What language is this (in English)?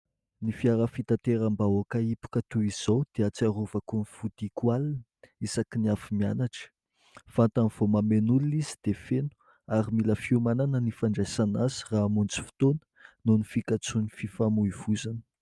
Malagasy